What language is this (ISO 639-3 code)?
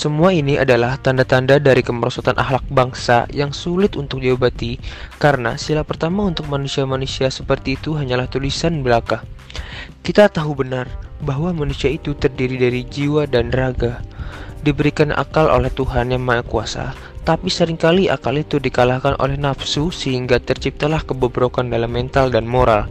ind